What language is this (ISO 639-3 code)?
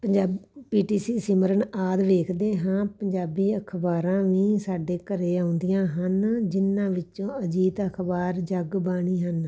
pan